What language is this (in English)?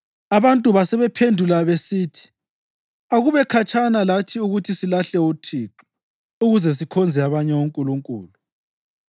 North Ndebele